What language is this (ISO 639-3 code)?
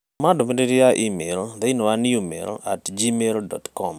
kik